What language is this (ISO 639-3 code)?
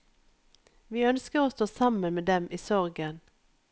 nor